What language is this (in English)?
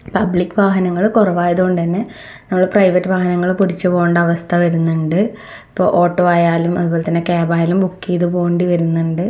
Malayalam